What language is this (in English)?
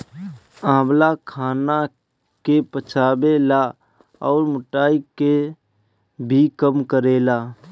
Bhojpuri